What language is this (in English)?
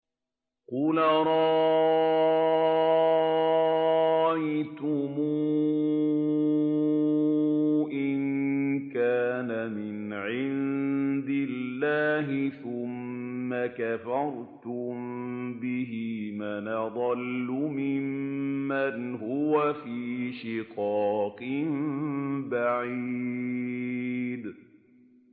Arabic